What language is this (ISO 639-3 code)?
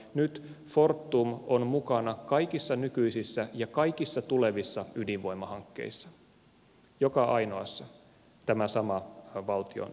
fin